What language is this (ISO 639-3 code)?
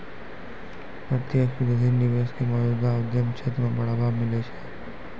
mai